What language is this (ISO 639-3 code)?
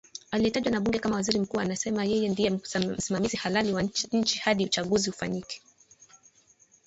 swa